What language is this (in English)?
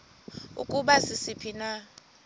Xhosa